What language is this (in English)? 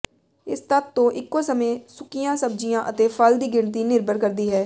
Punjabi